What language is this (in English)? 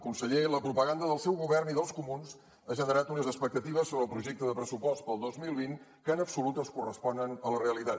Catalan